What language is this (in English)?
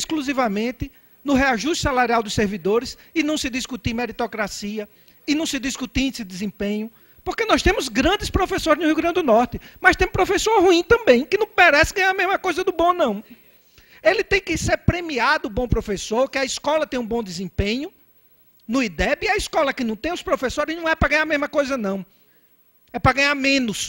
Portuguese